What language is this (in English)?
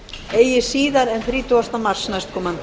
Icelandic